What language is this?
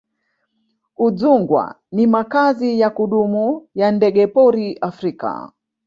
Swahili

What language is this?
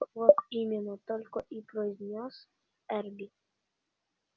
Russian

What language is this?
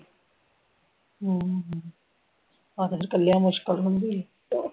Punjabi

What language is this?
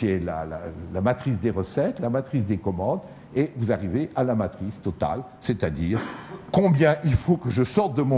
French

